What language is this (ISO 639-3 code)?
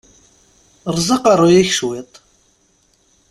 kab